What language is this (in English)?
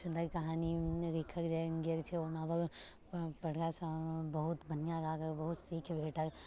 Maithili